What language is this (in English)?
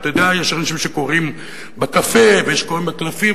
Hebrew